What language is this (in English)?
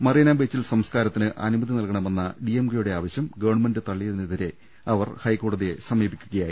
Malayalam